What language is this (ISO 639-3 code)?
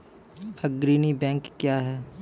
mai